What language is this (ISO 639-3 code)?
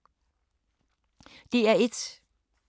dan